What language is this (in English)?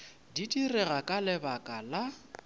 Northern Sotho